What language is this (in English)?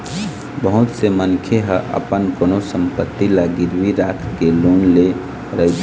Chhattisgarhi